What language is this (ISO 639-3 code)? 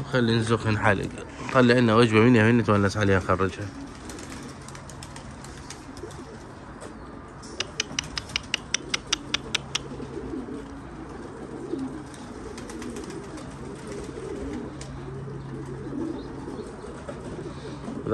ara